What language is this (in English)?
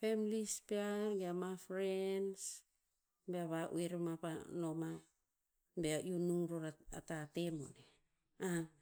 Tinputz